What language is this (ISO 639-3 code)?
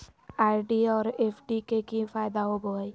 mag